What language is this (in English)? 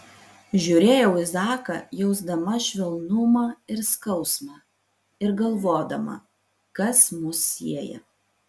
Lithuanian